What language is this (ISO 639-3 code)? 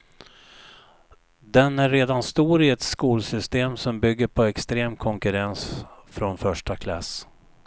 swe